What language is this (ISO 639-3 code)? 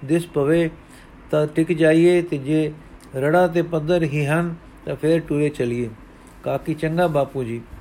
pan